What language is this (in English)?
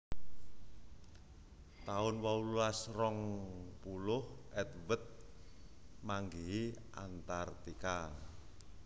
Javanese